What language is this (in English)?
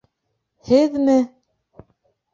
Bashkir